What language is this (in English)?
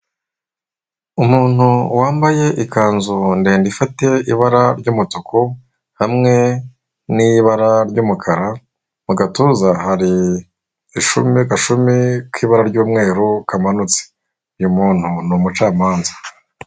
Kinyarwanda